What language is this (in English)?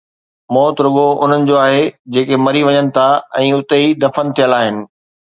Sindhi